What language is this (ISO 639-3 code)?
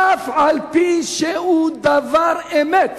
heb